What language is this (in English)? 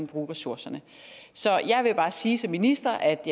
Danish